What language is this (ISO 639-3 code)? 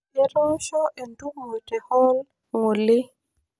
mas